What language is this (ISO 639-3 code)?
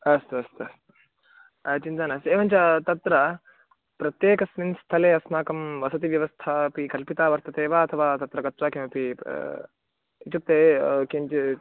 san